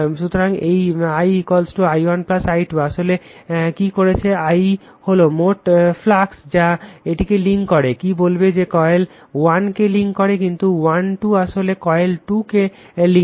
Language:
Bangla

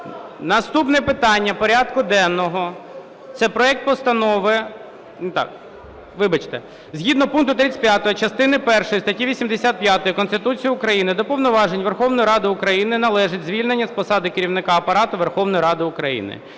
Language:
Ukrainian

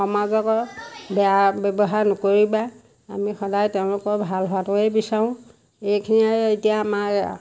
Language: Assamese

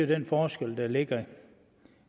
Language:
Danish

